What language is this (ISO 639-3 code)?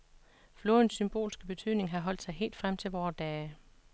dan